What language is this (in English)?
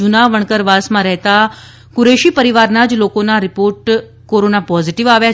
Gujarati